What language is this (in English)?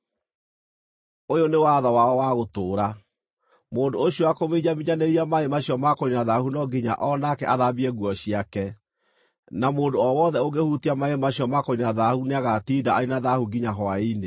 Kikuyu